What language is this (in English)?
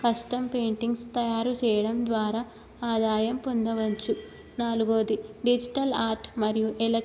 Telugu